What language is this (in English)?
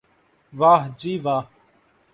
Urdu